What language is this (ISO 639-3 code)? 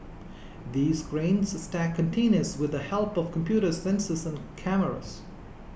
eng